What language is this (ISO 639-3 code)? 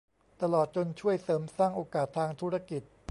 tha